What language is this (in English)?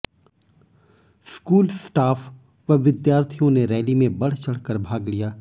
Hindi